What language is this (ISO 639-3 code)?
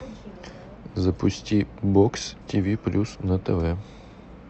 rus